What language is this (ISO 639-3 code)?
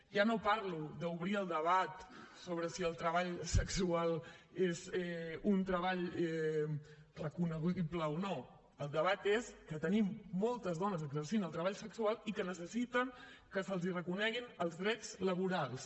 cat